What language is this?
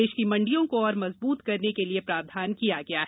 Hindi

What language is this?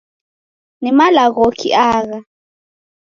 Taita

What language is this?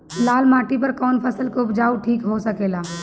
Bhojpuri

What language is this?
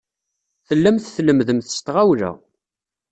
Kabyle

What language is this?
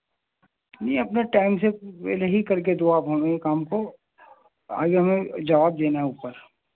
Urdu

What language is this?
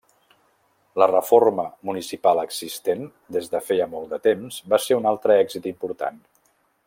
Catalan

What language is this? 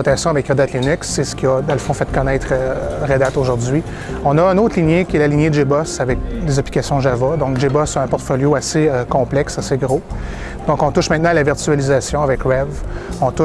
French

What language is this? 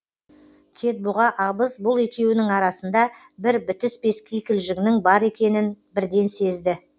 Kazakh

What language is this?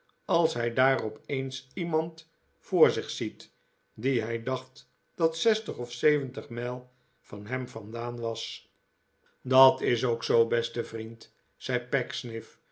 Dutch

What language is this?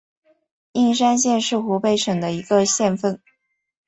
Chinese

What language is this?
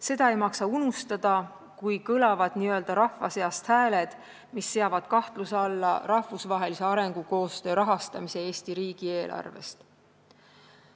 Estonian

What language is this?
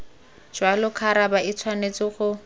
Tswana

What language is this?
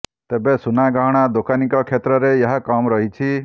Odia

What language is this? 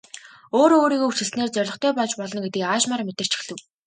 Mongolian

